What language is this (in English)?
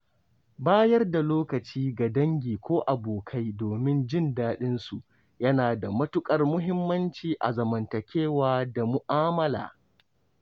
Hausa